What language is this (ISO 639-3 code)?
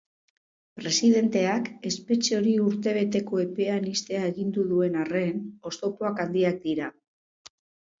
eus